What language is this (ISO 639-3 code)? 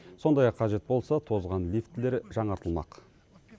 kaz